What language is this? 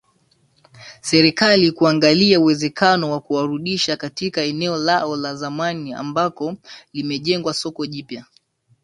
Swahili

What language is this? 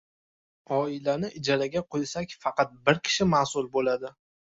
Uzbek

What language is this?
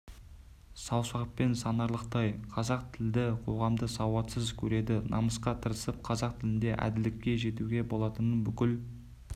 Kazakh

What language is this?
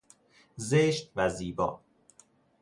Persian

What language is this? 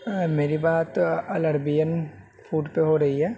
Urdu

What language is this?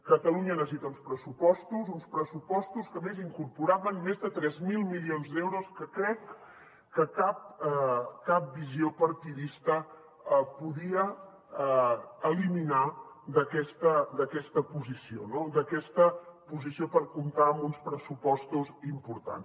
Catalan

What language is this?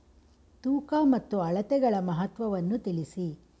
Kannada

